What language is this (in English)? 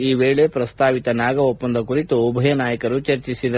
Kannada